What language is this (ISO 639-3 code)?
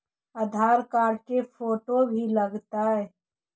mag